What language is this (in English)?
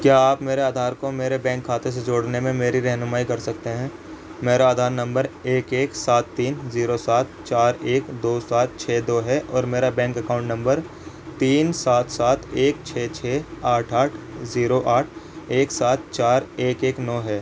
Urdu